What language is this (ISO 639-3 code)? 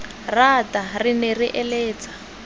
tsn